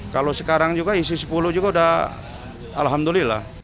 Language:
Indonesian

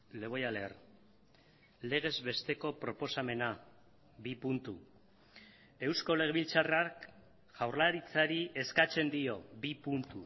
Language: Basque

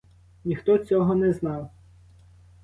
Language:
Ukrainian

